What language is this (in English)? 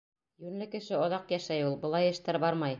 Bashkir